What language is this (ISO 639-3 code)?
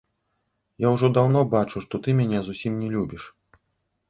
bel